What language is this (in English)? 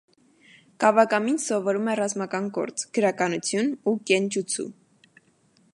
Armenian